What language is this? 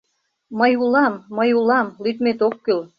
Mari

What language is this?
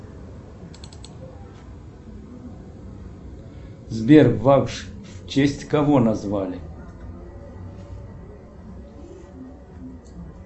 Russian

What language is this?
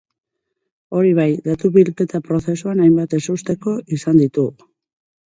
Basque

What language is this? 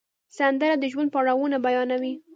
Pashto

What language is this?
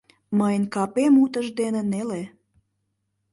Mari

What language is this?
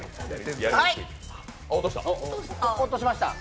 Japanese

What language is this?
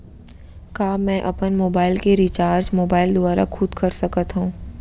Chhattisgarhi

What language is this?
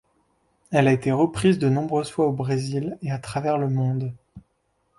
French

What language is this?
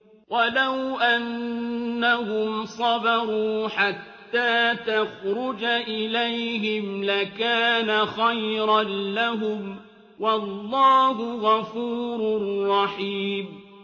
Arabic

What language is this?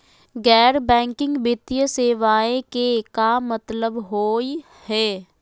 Magahi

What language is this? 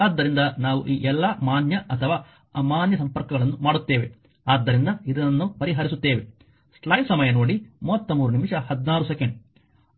Kannada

